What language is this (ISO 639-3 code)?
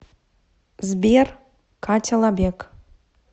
rus